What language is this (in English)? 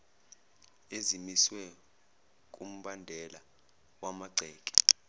Zulu